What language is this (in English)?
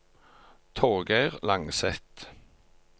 Norwegian